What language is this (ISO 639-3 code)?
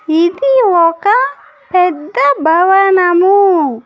tel